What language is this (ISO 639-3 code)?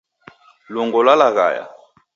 dav